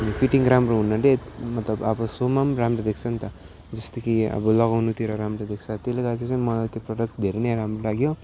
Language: Nepali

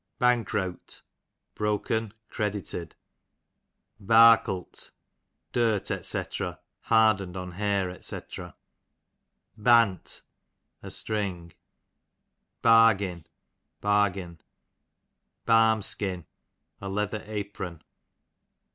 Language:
English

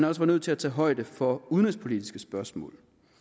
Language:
Danish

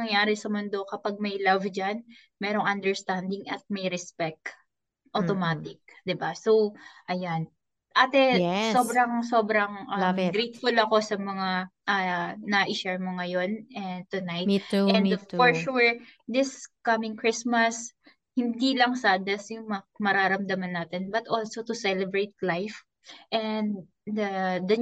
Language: Filipino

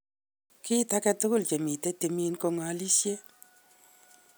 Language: Kalenjin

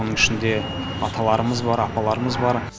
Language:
Kazakh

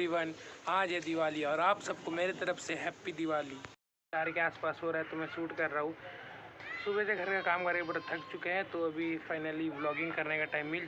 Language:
Hindi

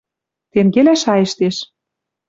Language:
Western Mari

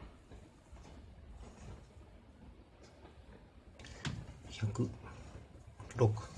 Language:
Japanese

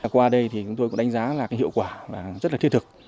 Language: Vietnamese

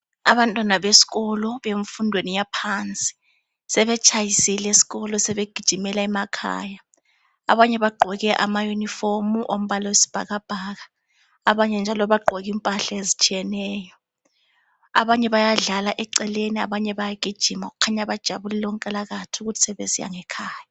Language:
North Ndebele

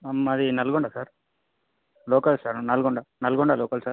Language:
Telugu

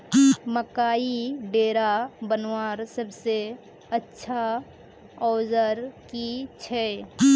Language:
Magahi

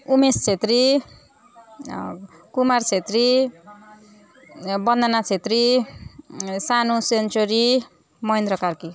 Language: Nepali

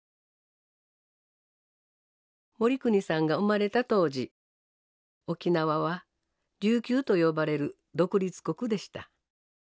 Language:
Japanese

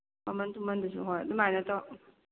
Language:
Manipuri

